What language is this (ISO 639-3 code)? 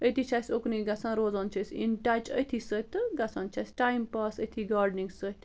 kas